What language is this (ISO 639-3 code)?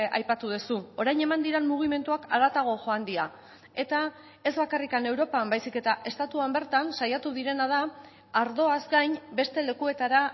eus